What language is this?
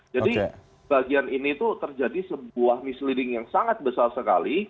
Indonesian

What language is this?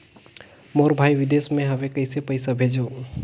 Chhattisgarhi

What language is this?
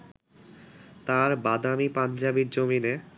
Bangla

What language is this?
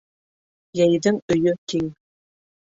Bashkir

